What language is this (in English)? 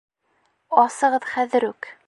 Bashkir